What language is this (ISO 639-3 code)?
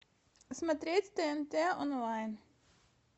rus